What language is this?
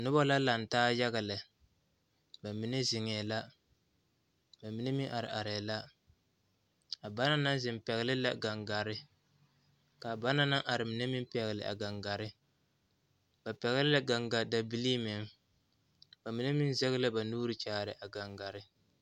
Southern Dagaare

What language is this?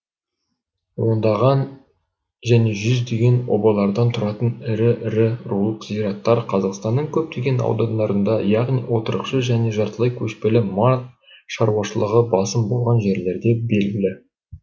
Kazakh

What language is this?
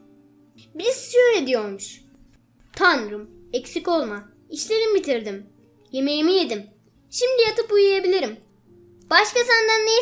Turkish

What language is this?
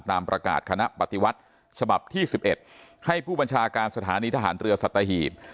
Thai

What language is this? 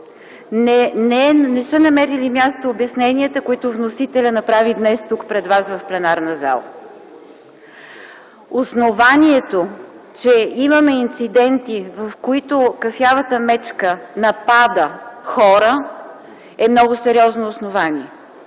Bulgarian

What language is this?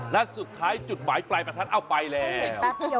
Thai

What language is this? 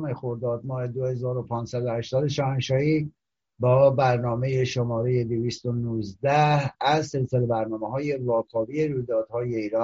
Persian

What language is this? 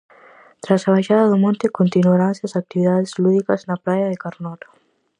Galician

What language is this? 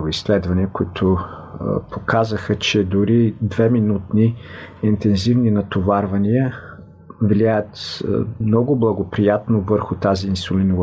Bulgarian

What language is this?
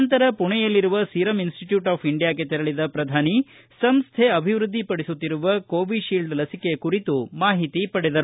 Kannada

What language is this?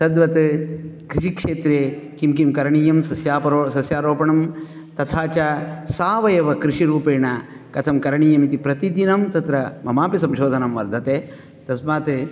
Sanskrit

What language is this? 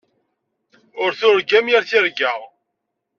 Kabyle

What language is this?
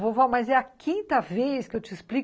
Portuguese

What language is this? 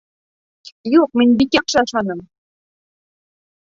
Bashkir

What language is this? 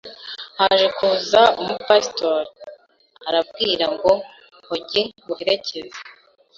Kinyarwanda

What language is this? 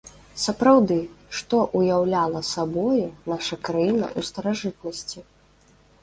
Belarusian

